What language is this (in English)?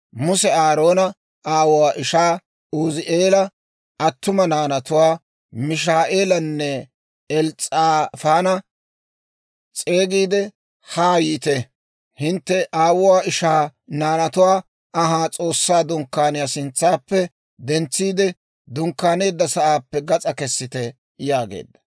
Dawro